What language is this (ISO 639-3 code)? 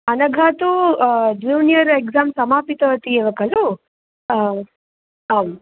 san